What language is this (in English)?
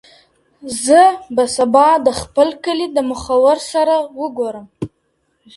Pashto